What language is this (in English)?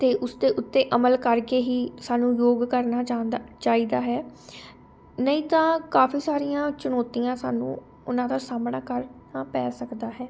Punjabi